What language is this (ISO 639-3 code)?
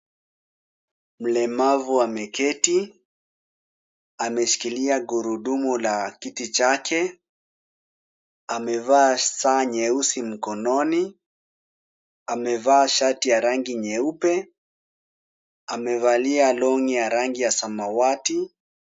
swa